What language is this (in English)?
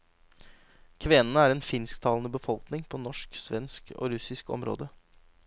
Norwegian